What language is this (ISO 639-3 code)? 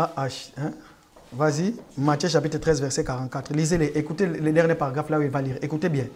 fra